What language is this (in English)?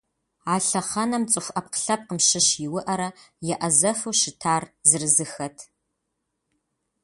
Kabardian